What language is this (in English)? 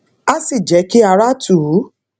Yoruba